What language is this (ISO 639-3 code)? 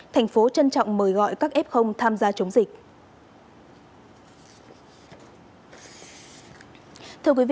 vie